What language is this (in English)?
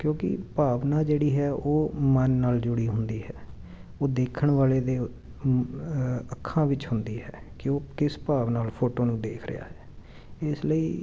Punjabi